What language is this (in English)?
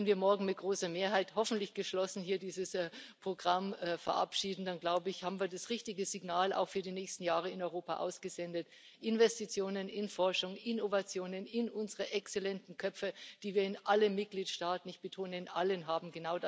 German